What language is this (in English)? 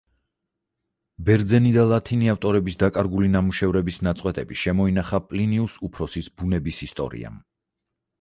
Georgian